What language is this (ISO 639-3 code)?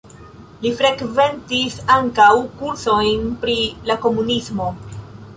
epo